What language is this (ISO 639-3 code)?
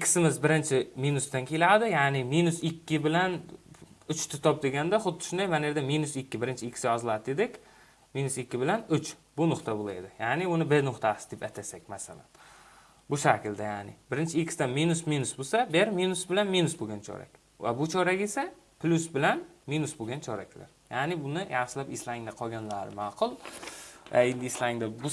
tur